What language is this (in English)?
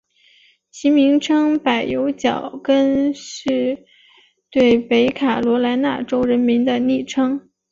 Chinese